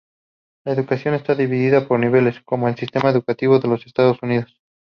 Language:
Spanish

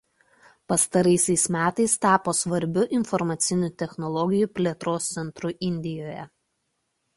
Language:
Lithuanian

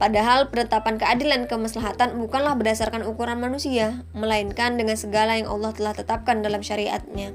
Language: Indonesian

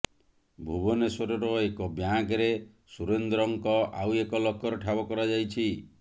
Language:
Odia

